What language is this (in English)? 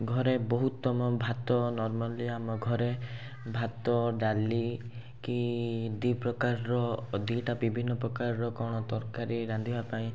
Odia